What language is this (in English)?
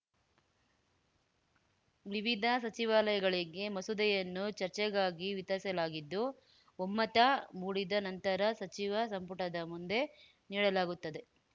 Kannada